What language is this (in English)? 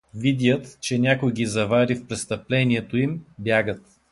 Bulgarian